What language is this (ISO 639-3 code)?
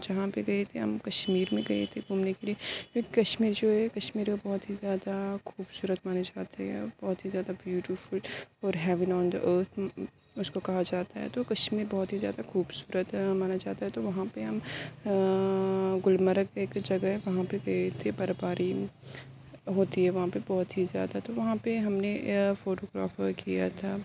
urd